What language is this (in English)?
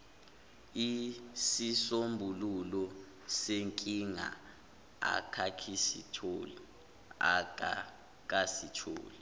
Zulu